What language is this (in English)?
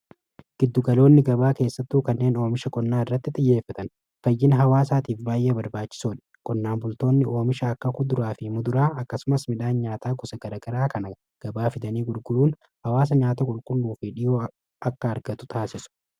Oromo